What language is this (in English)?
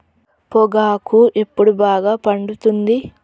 Telugu